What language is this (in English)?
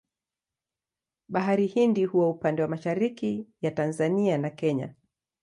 Swahili